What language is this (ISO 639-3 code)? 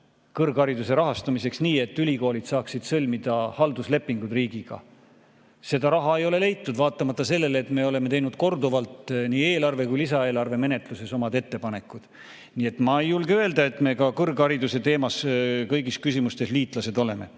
est